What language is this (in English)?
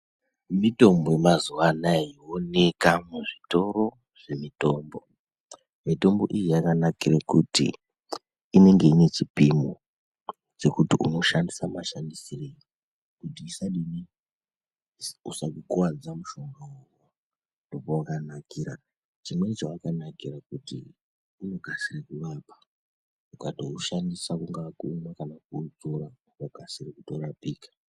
Ndau